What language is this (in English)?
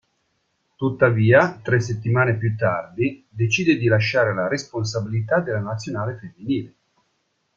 Italian